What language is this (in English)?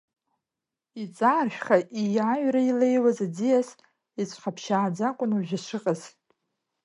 Abkhazian